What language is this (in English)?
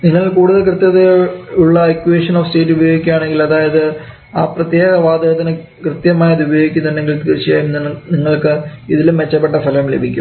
Malayalam